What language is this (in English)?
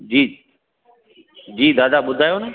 Sindhi